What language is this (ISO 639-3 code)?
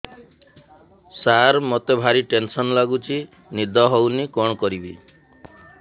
ori